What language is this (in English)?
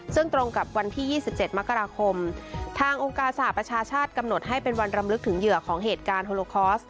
Thai